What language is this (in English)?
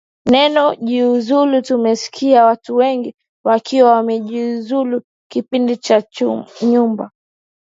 Swahili